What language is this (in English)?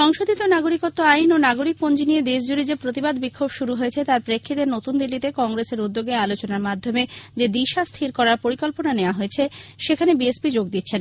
Bangla